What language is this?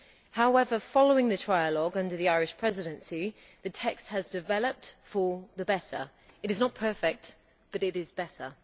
English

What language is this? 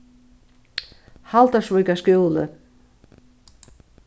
Faroese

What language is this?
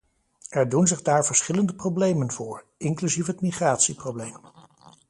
Dutch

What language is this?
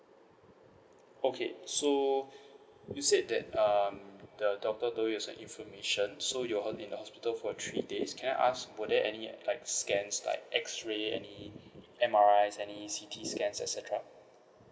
English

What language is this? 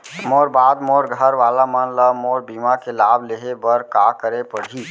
Chhattisgarhi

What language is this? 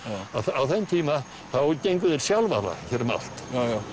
Icelandic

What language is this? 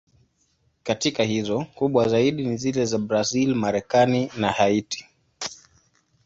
Swahili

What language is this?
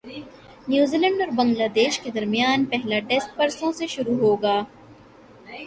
Urdu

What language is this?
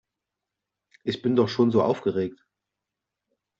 German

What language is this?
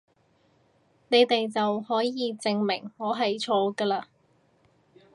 Cantonese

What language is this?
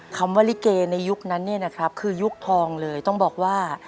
Thai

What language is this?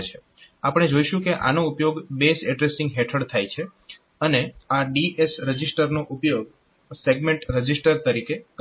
Gujarati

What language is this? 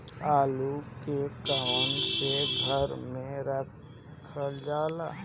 Bhojpuri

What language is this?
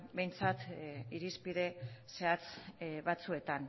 Basque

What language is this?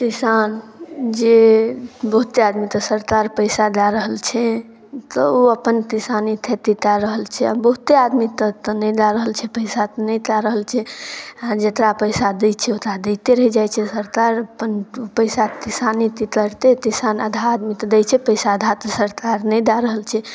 Maithili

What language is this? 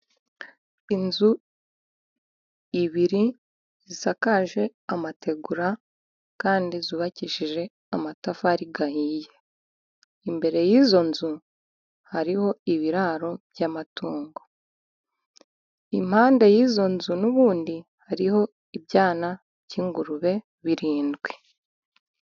Kinyarwanda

